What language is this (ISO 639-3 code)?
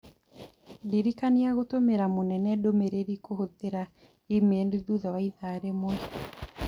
kik